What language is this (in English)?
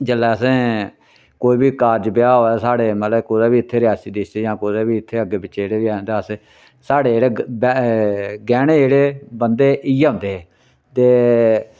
Dogri